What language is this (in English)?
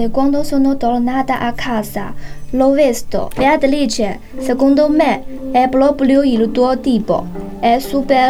Italian